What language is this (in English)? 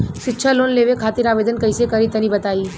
Bhojpuri